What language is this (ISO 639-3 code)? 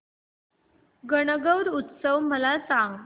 mar